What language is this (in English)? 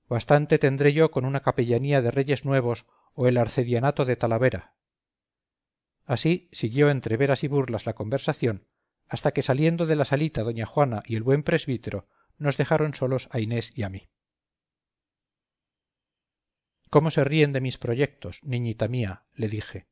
Spanish